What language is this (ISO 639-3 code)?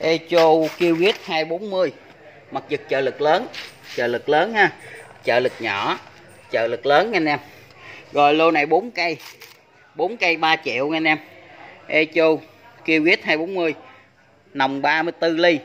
vie